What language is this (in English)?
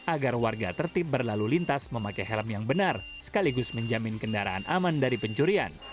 Indonesian